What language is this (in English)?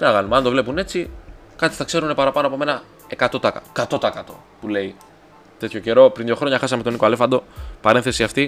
Greek